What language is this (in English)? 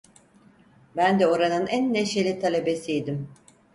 Turkish